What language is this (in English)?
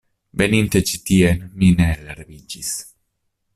Esperanto